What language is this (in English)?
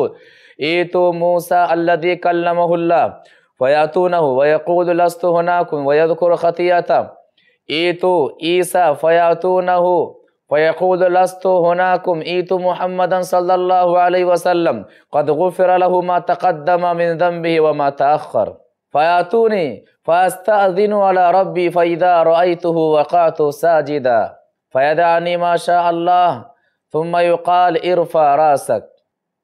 Indonesian